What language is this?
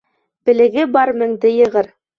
Bashkir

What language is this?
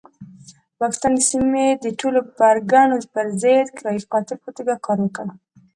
Pashto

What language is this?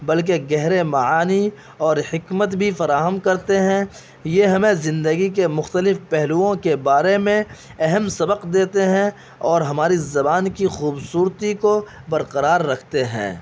Urdu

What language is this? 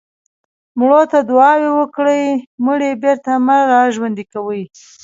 Pashto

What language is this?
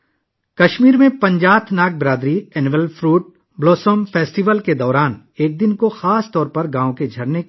Urdu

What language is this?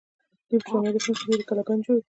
Pashto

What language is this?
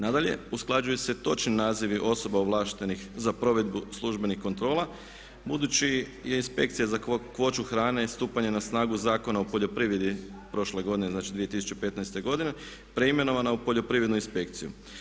Croatian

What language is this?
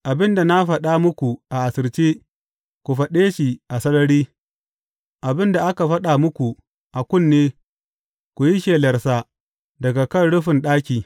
Hausa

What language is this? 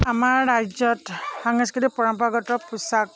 Assamese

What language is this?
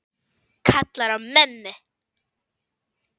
Icelandic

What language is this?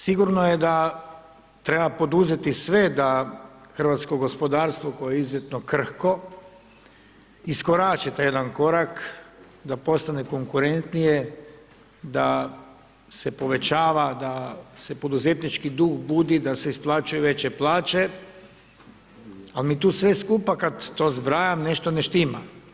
Croatian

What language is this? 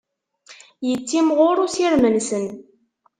Kabyle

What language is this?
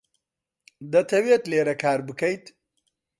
Central Kurdish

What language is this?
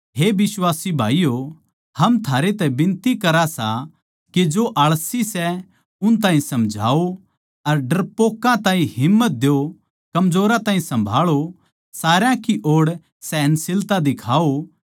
Haryanvi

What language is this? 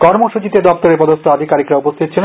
Bangla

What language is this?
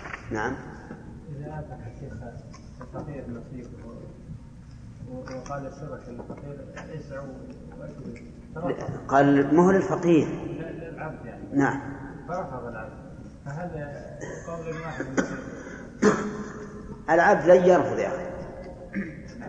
Arabic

